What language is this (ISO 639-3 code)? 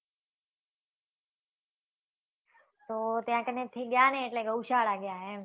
guj